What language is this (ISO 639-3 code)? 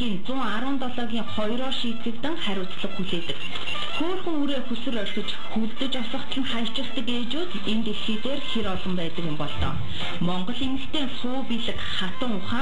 ron